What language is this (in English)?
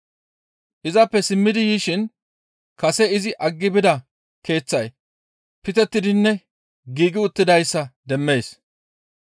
Gamo